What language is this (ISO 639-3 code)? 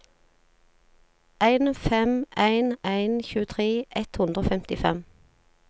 nor